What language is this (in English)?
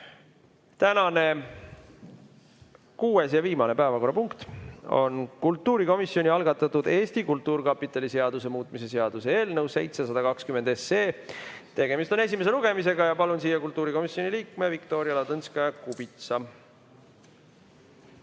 Estonian